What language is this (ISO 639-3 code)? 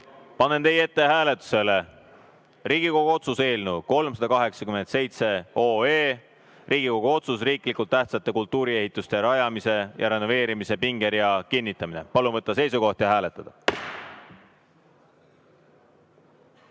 est